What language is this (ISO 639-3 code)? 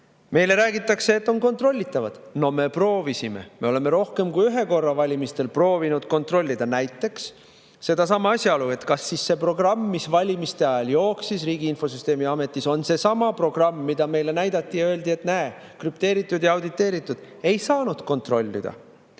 est